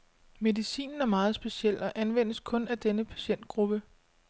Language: Danish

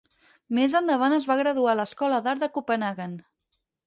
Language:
Catalan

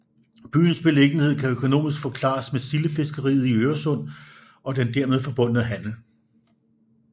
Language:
Danish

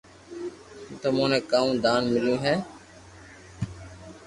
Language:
Loarki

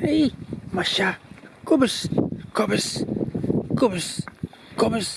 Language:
Dutch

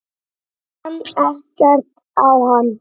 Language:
Icelandic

